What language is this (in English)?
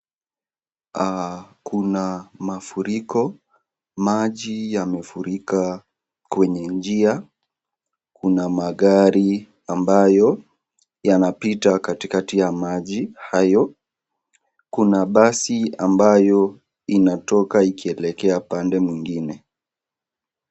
Swahili